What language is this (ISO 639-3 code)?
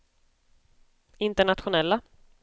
swe